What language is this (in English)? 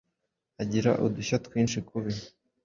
Kinyarwanda